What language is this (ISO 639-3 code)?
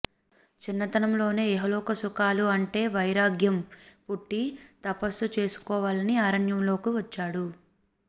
tel